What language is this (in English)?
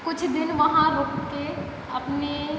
Hindi